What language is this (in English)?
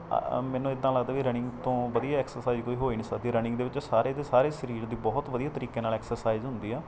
Punjabi